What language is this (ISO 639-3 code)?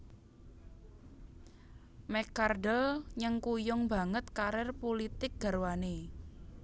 jav